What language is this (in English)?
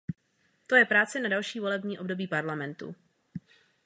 Czech